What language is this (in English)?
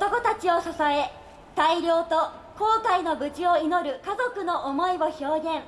Japanese